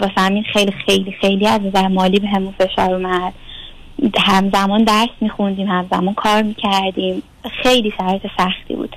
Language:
Persian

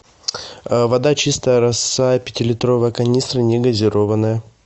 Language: Russian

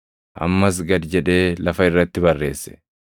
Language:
Oromo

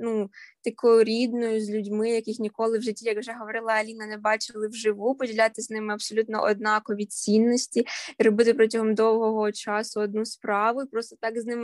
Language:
Ukrainian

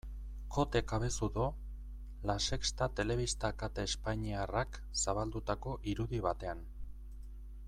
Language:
Basque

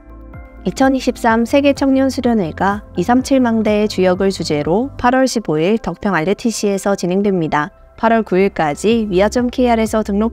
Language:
Korean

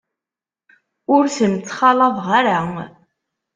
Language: Kabyle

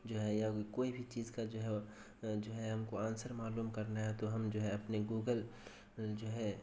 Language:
Urdu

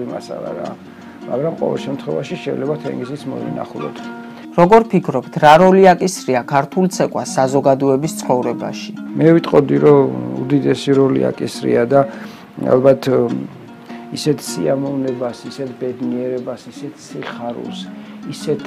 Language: Romanian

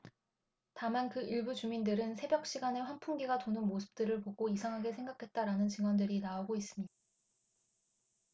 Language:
Korean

